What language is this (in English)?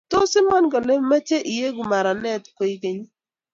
Kalenjin